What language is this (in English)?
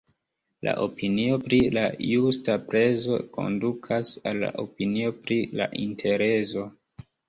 Esperanto